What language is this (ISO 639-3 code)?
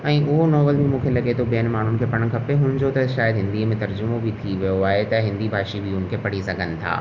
snd